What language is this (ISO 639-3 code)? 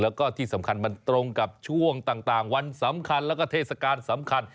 tha